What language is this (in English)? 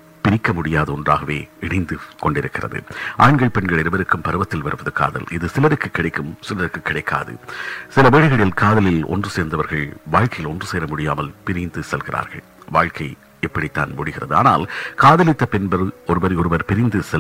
Tamil